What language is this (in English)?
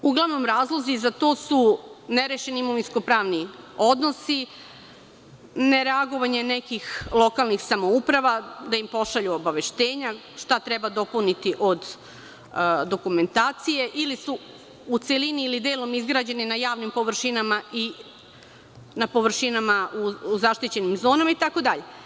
Serbian